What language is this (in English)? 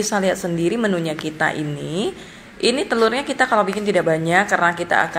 Indonesian